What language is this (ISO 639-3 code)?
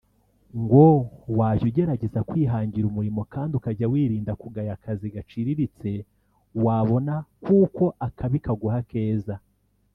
kin